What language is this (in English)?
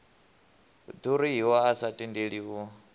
Venda